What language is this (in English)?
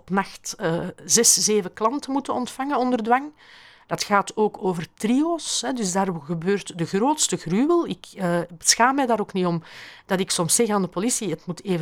Dutch